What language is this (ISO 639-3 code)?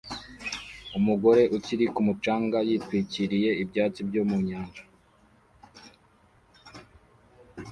kin